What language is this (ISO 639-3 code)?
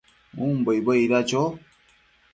mcf